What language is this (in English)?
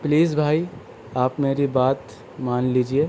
Urdu